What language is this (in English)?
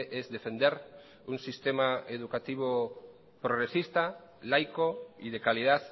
Spanish